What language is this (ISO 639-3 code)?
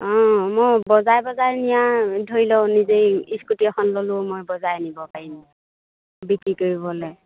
asm